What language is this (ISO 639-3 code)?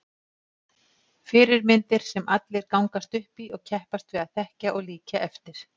isl